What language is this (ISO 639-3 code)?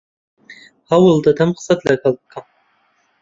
ckb